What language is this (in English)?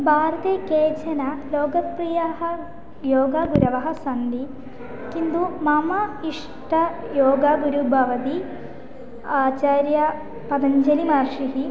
Sanskrit